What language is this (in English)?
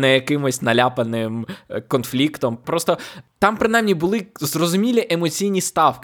Ukrainian